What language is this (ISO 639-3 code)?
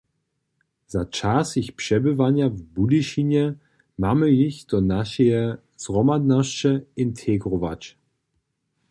hsb